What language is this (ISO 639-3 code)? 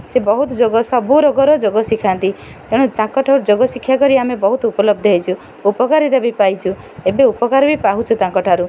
ori